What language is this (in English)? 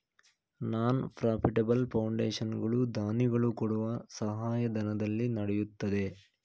Kannada